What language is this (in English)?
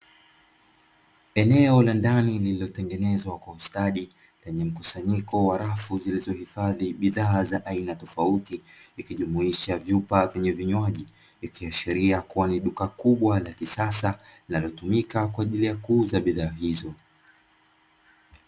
Swahili